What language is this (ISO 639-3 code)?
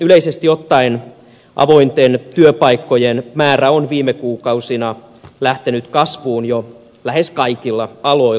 fin